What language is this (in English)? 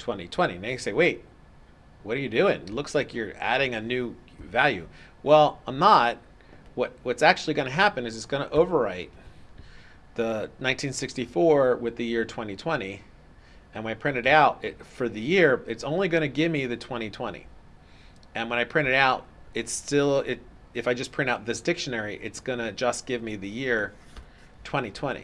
English